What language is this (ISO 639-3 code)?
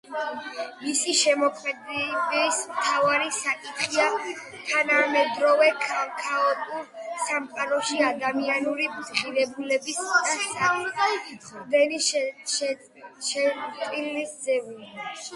kat